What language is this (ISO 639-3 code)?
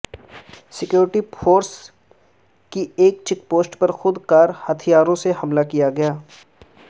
urd